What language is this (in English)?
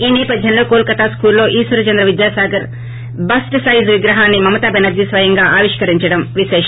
Telugu